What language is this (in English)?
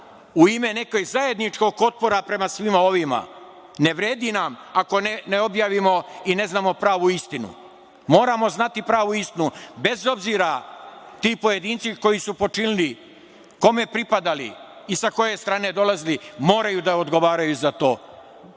Serbian